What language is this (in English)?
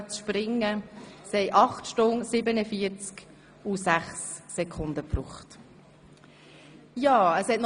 Swiss German